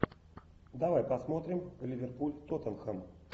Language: Russian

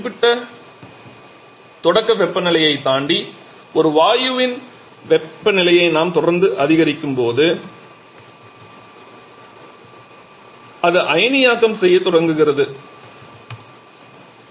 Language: Tamil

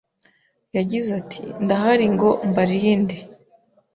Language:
Kinyarwanda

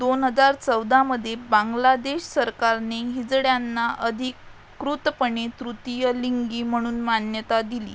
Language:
Marathi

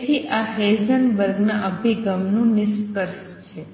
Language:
Gujarati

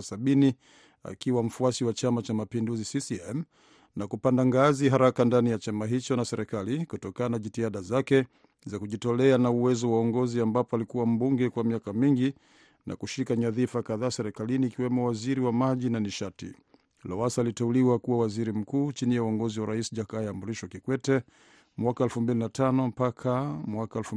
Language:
Swahili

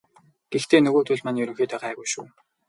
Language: Mongolian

